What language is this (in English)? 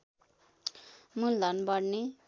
Nepali